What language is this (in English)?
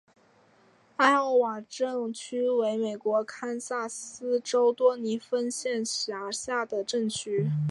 Chinese